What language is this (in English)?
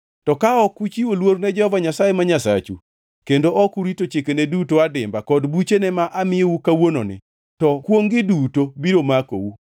Luo (Kenya and Tanzania)